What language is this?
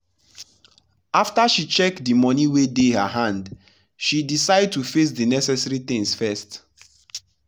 Nigerian Pidgin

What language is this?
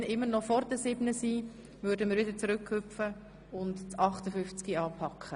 Swiss German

